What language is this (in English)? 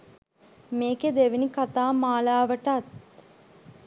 Sinhala